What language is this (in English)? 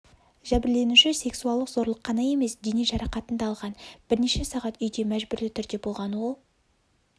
Kazakh